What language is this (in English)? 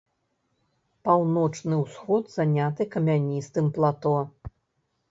Belarusian